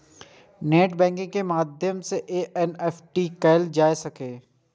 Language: Maithili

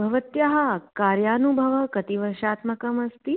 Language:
Sanskrit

